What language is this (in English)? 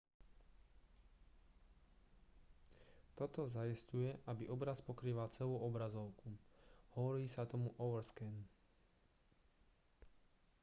Slovak